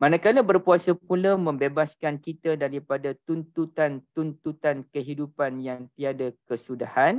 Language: Malay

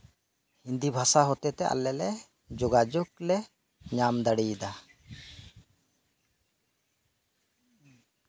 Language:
Santali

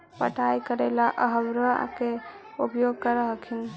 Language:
Magahi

